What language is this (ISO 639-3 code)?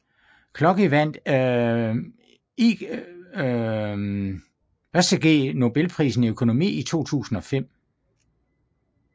dan